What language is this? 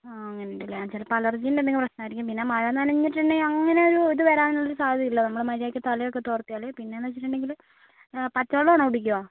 Malayalam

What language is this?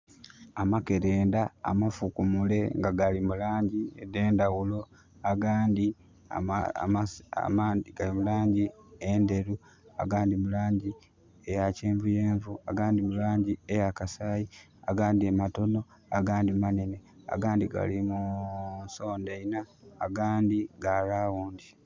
Soga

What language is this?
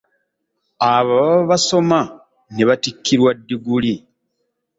Ganda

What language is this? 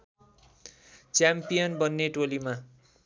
Nepali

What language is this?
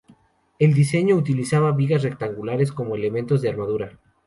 Spanish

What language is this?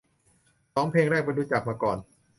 Thai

